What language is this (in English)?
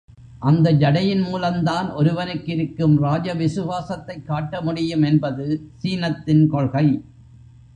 Tamil